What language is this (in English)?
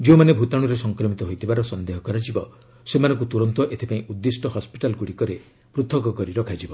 Odia